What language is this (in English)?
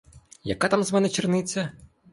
Ukrainian